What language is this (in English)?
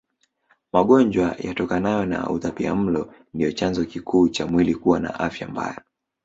Swahili